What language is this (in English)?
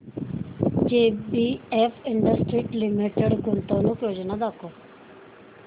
Marathi